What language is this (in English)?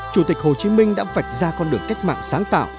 Vietnamese